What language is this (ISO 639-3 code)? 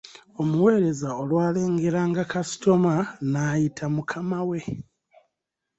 lug